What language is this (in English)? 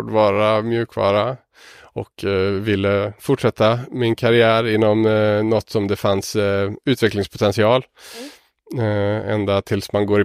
Swedish